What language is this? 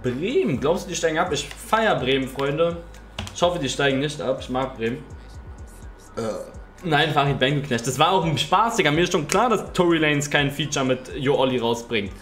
German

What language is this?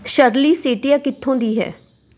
Punjabi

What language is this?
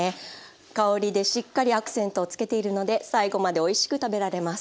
Japanese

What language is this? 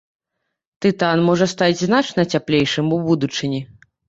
Belarusian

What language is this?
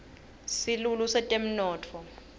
Swati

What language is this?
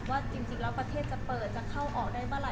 Thai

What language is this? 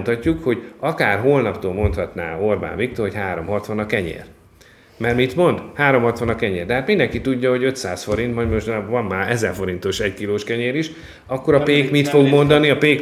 Hungarian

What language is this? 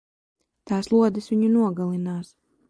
Latvian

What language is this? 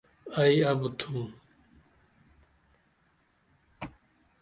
Dameli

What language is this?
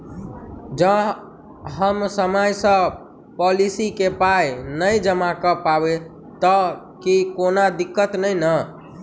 Maithili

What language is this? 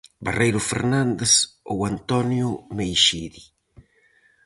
Galician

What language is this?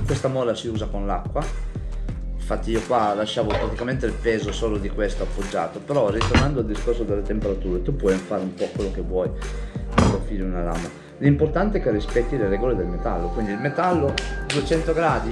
Italian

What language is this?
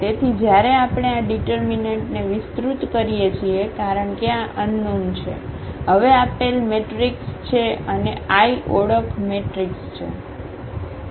Gujarati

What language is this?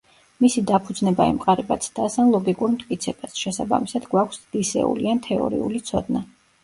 Georgian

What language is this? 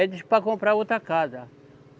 Portuguese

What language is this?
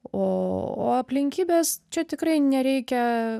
Lithuanian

